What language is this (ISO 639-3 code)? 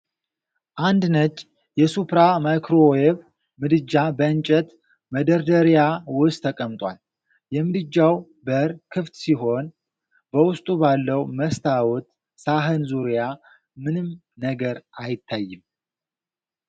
amh